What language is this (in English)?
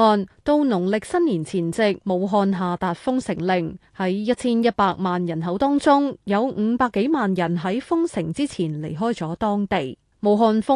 Chinese